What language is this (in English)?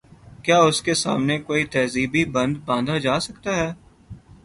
Urdu